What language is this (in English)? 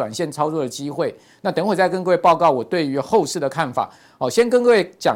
Chinese